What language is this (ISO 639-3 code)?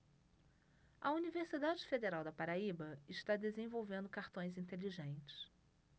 por